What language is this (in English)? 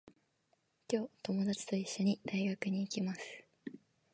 Japanese